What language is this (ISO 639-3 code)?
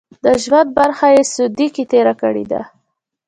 pus